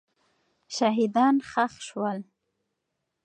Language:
Pashto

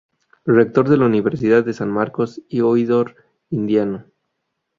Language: Spanish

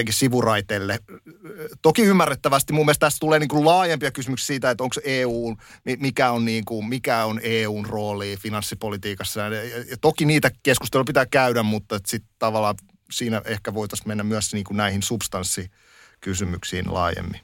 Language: Finnish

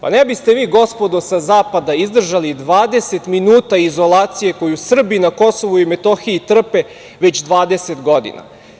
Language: Serbian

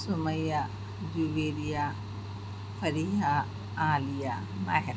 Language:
Urdu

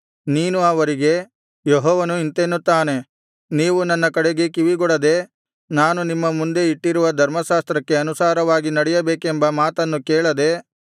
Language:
Kannada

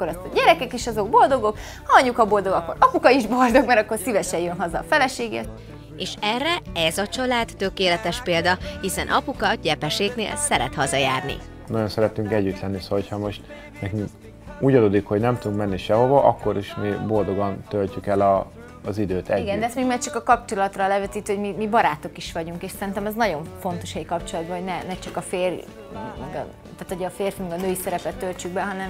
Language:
Hungarian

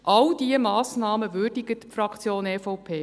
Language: Swiss German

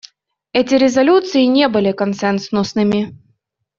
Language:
Russian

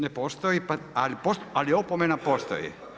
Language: Croatian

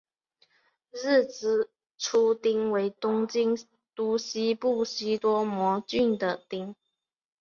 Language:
Chinese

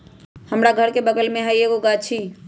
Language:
Magahi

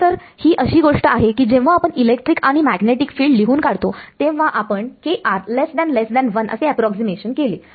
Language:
Marathi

